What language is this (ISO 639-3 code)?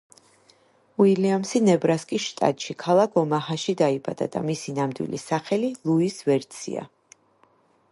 kat